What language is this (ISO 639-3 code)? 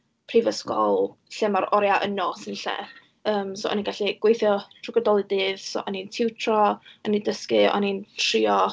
cym